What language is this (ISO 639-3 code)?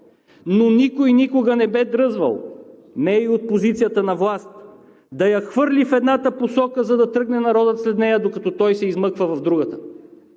bul